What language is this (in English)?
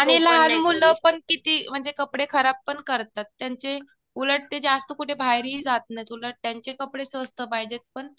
Marathi